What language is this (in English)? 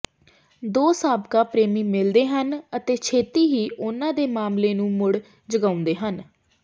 Punjabi